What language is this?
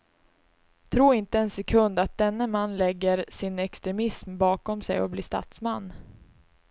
Swedish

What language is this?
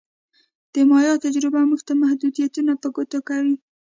Pashto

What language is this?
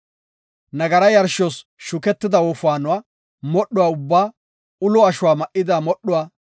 Gofa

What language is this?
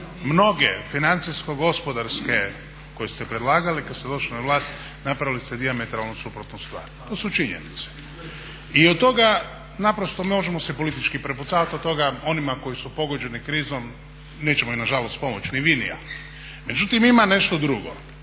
Croatian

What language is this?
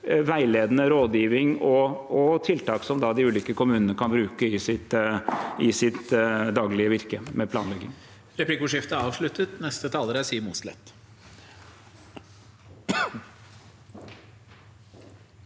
Norwegian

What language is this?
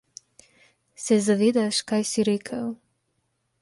Slovenian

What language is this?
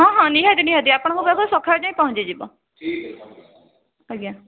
Odia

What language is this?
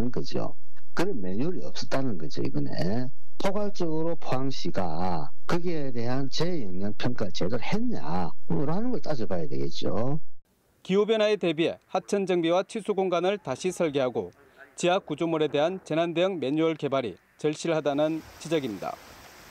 Korean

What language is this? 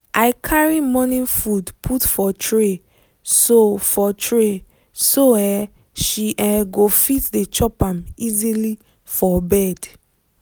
Nigerian Pidgin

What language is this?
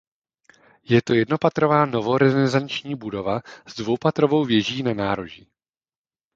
Czech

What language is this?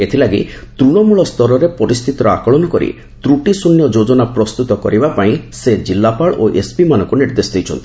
Odia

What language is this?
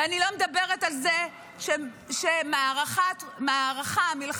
Hebrew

